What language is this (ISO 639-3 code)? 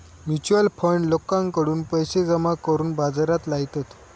mar